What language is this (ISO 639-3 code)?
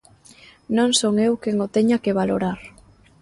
glg